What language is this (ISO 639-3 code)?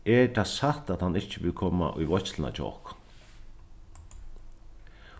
fao